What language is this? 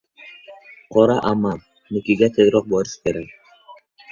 Uzbek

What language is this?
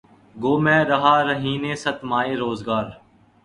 Urdu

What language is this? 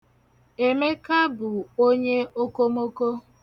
Igbo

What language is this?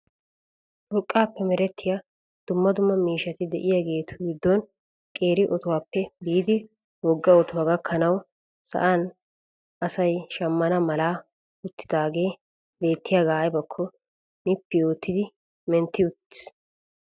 Wolaytta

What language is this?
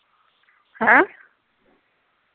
Punjabi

